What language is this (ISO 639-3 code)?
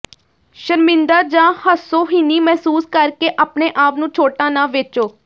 pan